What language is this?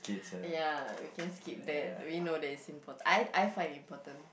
English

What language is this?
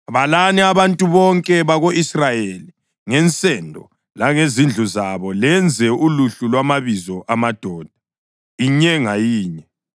North Ndebele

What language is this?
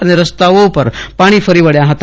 Gujarati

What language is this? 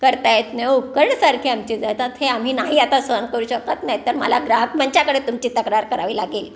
Marathi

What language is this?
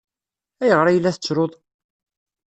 Kabyle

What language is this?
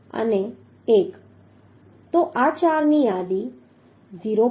Gujarati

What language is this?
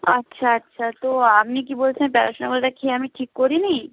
Bangla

